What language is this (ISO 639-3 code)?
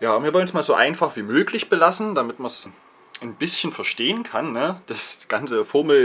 deu